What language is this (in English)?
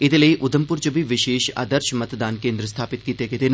Dogri